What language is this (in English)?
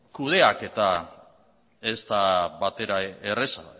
Basque